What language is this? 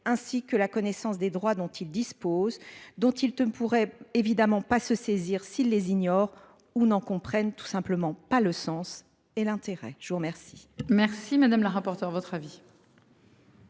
French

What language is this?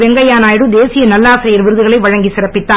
Tamil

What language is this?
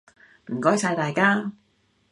Cantonese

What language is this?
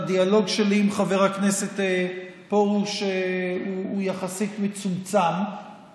Hebrew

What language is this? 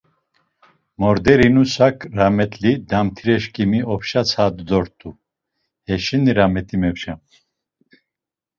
Laz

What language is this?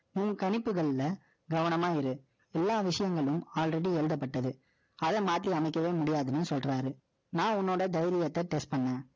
Tamil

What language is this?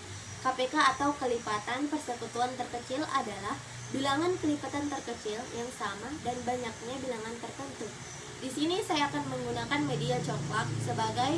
Indonesian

